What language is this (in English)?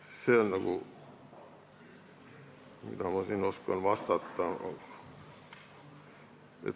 Estonian